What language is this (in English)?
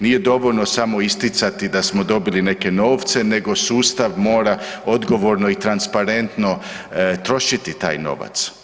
Croatian